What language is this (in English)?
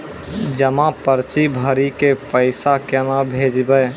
Maithili